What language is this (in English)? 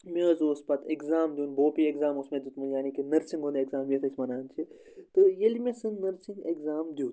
Kashmiri